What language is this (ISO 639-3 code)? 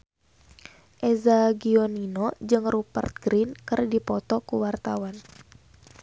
sun